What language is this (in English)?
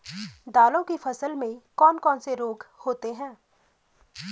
Hindi